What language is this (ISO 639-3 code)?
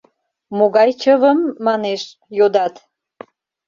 chm